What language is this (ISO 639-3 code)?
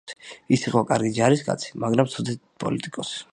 kat